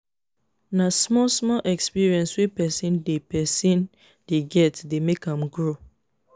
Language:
Nigerian Pidgin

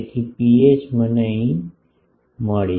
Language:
Gujarati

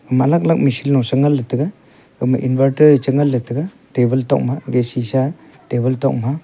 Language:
Wancho Naga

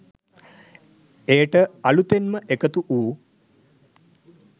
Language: Sinhala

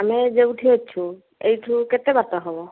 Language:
Odia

